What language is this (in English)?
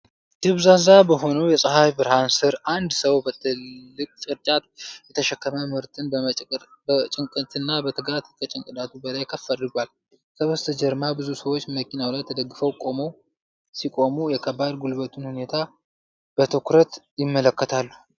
Amharic